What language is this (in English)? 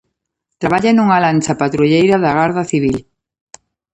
Galician